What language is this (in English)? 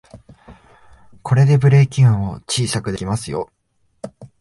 Japanese